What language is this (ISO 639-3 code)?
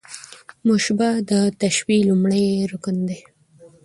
pus